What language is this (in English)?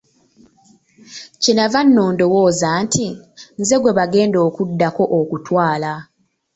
Ganda